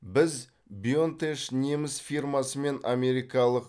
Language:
Kazakh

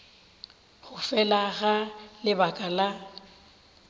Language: Northern Sotho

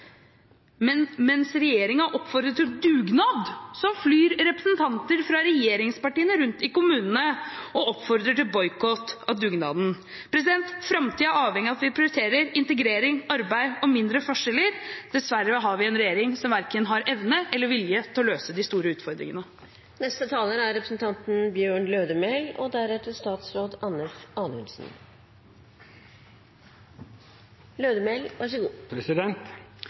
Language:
Norwegian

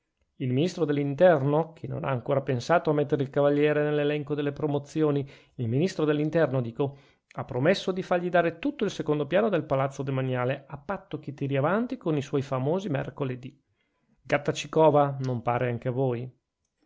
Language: Italian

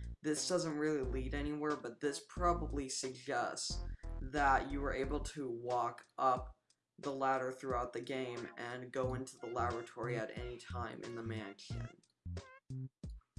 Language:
German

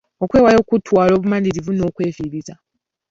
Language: Ganda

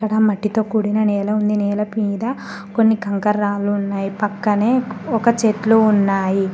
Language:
Telugu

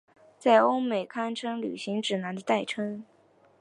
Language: Chinese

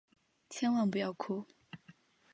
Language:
Chinese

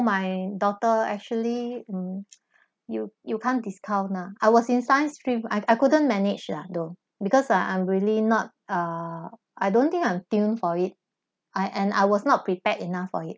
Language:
English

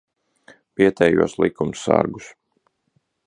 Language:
Latvian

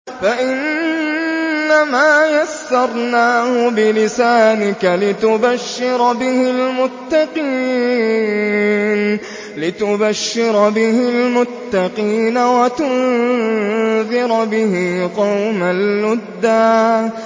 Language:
Arabic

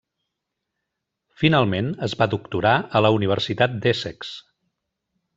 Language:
Catalan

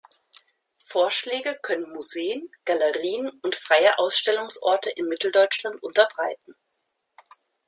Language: German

